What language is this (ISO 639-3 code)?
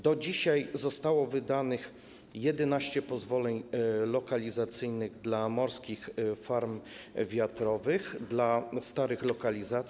pol